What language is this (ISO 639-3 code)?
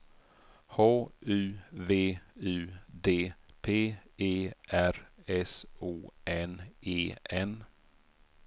swe